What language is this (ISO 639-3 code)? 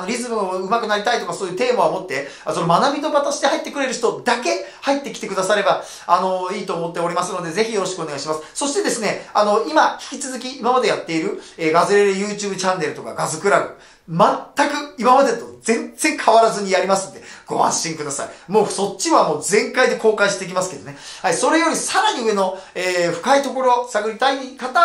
jpn